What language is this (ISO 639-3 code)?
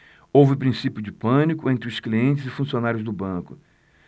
por